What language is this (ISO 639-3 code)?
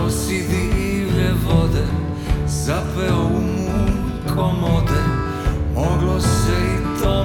hrv